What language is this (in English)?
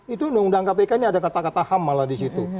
Indonesian